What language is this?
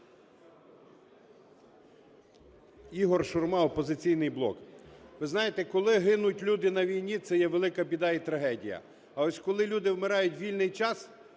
Ukrainian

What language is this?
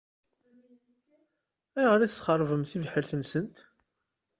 Kabyle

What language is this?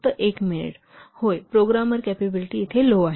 Marathi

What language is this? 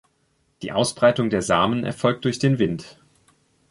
German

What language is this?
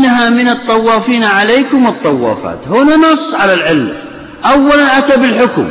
Arabic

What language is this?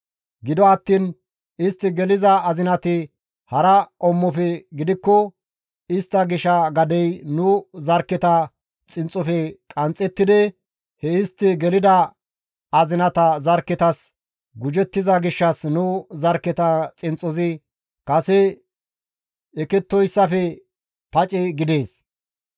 Gamo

